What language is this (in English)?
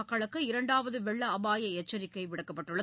Tamil